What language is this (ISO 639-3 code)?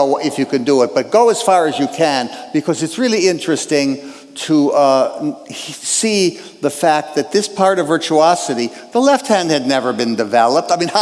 eng